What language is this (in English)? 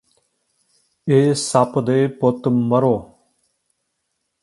Punjabi